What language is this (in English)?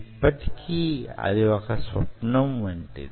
Telugu